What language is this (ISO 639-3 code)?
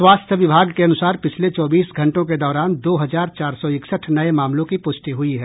hin